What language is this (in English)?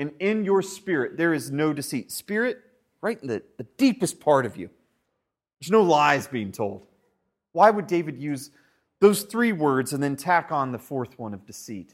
English